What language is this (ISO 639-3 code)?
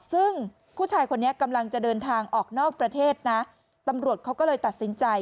tha